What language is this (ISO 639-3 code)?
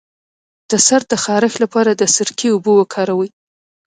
pus